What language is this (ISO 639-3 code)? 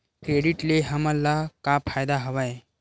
hne